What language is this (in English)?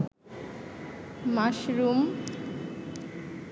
Bangla